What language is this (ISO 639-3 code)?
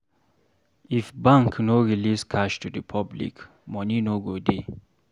pcm